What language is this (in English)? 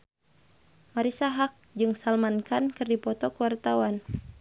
Sundanese